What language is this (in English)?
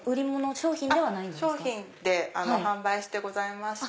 Japanese